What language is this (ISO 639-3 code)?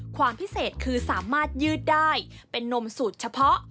tha